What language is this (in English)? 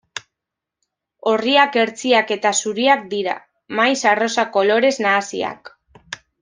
Basque